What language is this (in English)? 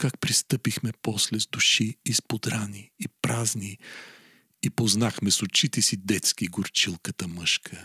Bulgarian